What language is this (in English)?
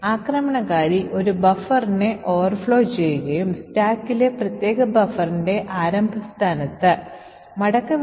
Malayalam